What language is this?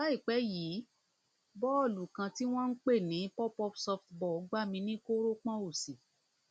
Yoruba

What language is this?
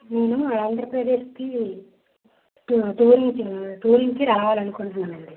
Telugu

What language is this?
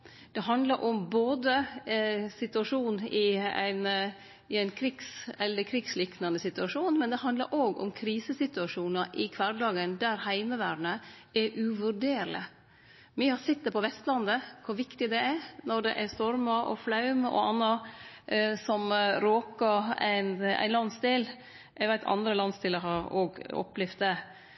Norwegian Nynorsk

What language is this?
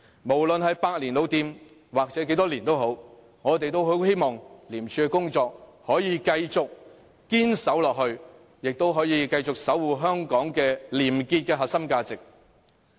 Cantonese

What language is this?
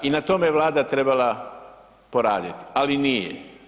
Croatian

